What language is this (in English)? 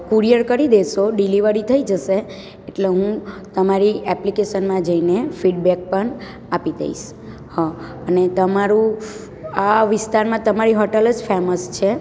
Gujarati